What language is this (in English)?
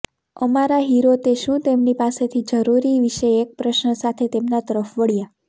Gujarati